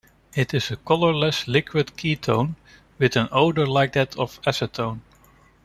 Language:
English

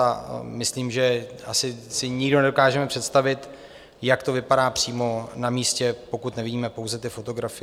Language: Czech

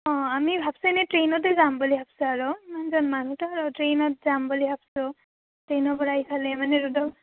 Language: Assamese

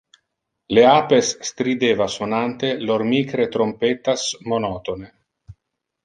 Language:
Interlingua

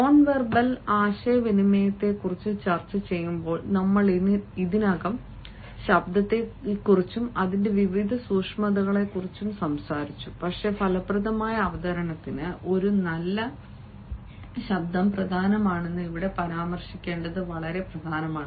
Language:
Malayalam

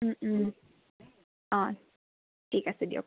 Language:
Assamese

